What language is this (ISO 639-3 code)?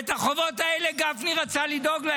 heb